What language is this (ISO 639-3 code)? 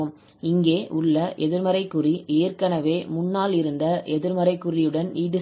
tam